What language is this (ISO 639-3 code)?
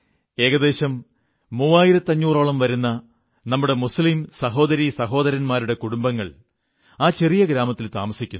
mal